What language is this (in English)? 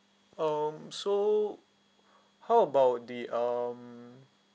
English